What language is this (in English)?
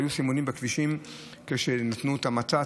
Hebrew